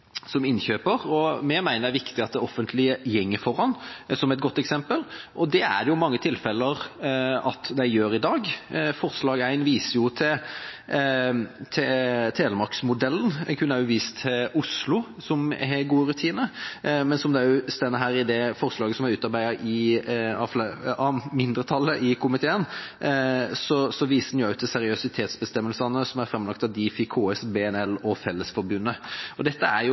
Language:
Norwegian Bokmål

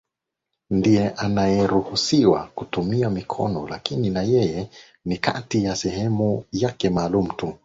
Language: Swahili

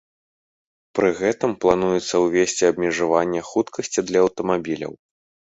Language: Belarusian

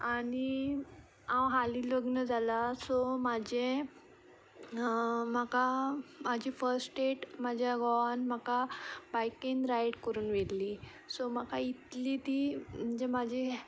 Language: Konkani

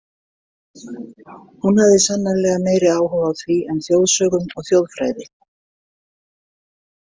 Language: Icelandic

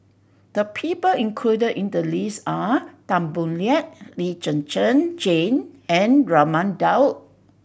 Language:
English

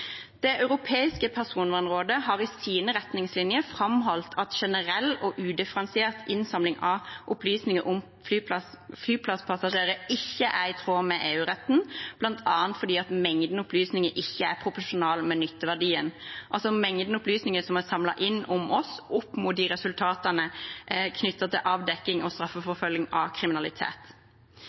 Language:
Norwegian Bokmål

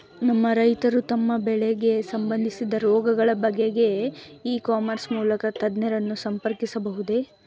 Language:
Kannada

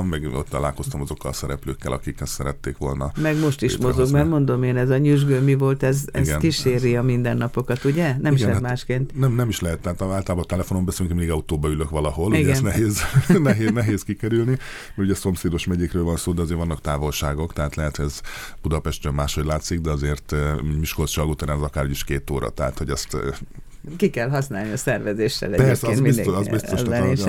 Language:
Hungarian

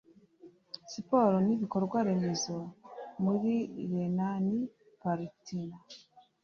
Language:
Kinyarwanda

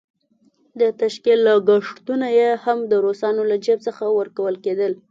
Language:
Pashto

